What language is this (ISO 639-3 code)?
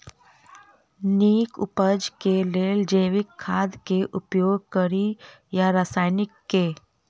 mai